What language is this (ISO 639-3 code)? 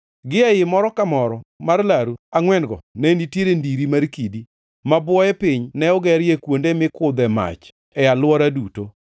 luo